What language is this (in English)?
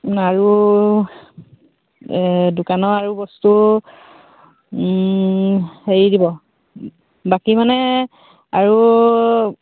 Assamese